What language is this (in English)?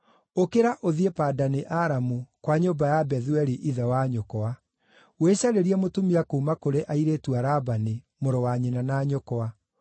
Kikuyu